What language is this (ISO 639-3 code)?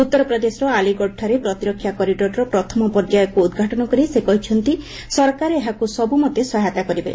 ori